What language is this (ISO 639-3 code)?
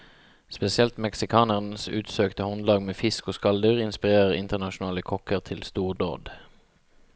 nor